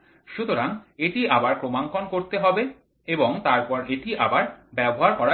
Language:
Bangla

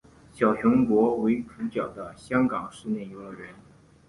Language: Chinese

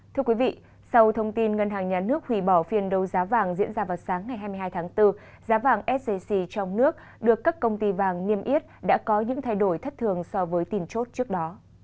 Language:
Vietnamese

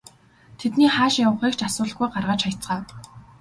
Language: Mongolian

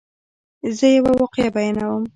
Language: Pashto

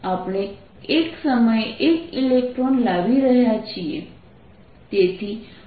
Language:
Gujarati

